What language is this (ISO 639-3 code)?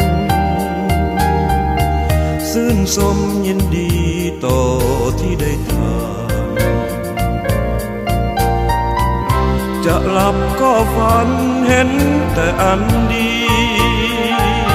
tha